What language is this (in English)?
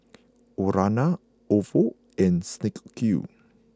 English